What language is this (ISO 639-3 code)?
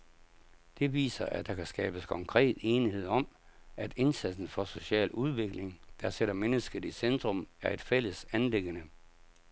dan